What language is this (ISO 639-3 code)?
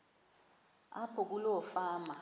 xho